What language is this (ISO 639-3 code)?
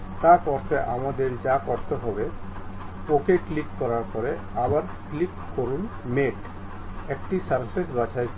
ben